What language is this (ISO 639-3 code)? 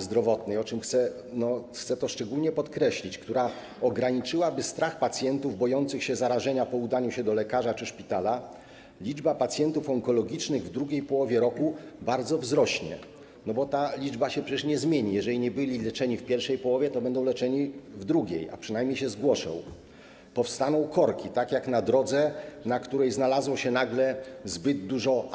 pol